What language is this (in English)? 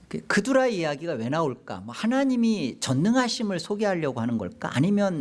Korean